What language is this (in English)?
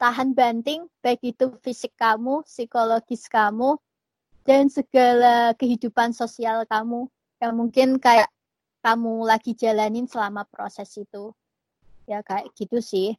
Indonesian